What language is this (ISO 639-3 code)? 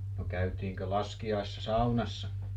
fin